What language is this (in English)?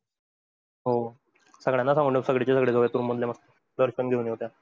Marathi